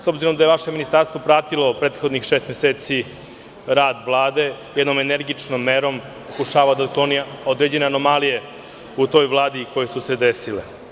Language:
Serbian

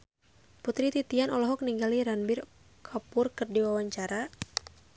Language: Sundanese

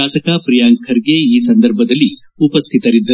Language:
Kannada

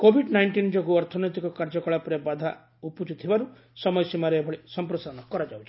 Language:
Odia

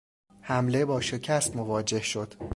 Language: Persian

